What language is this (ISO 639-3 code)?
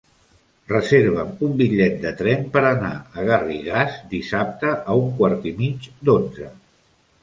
cat